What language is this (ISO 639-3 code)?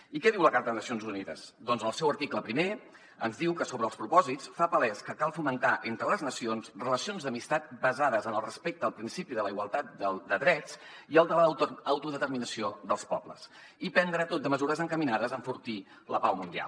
cat